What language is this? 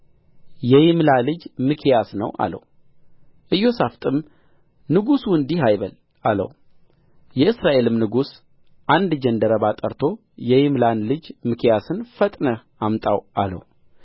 Amharic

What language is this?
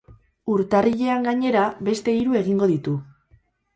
Basque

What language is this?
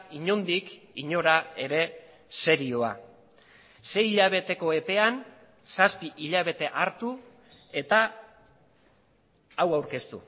Basque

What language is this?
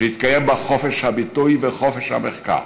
Hebrew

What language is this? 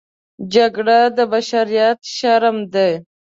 Pashto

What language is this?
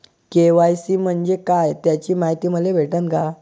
Marathi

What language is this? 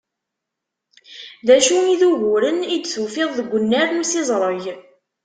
Kabyle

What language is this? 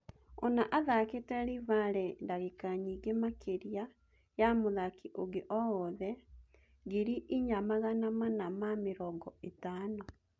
Kikuyu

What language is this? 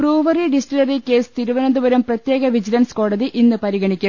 Malayalam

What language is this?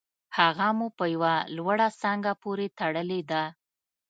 Pashto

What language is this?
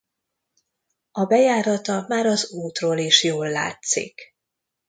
Hungarian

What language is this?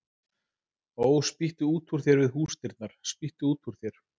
Icelandic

